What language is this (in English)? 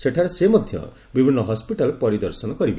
Odia